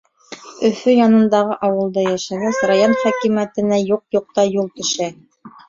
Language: Bashkir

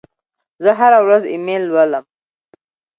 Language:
Pashto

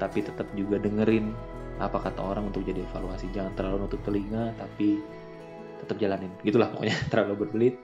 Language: Indonesian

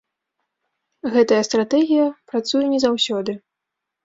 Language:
Belarusian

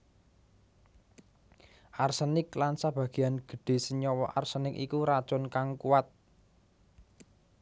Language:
Javanese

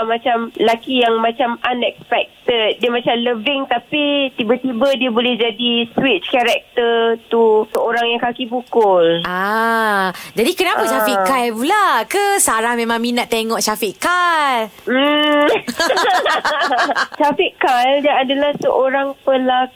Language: Malay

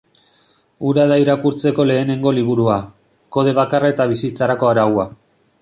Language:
Basque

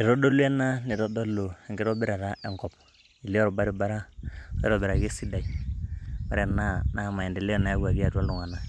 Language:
Masai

